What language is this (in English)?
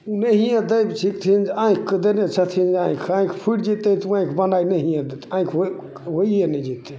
Maithili